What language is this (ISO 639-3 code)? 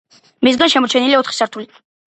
kat